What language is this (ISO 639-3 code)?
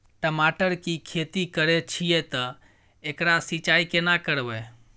mai